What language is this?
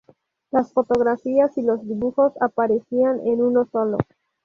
Spanish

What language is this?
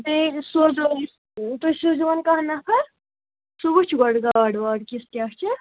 Kashmiri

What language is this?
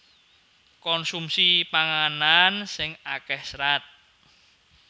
Javanese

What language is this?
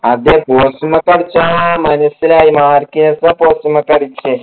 Malayalam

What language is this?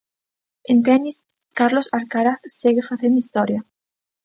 Galician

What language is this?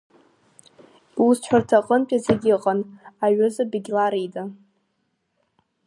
Abkhazian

